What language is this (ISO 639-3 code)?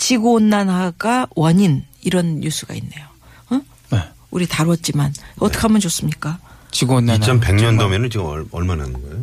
kor